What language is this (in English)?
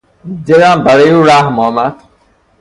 Persian